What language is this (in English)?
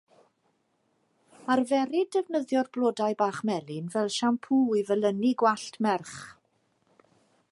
Welsh